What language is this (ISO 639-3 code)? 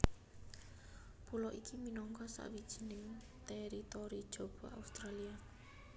jav